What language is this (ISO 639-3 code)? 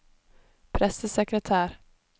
nor